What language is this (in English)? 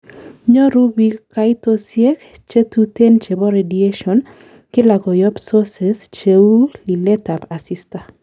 Kalenjin